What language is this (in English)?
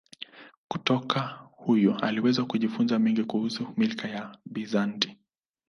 Swahili